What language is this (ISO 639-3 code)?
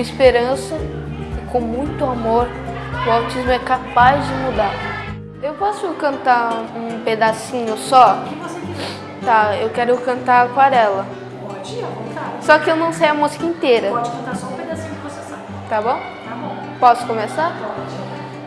por